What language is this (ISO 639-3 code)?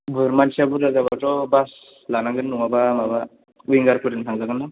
brx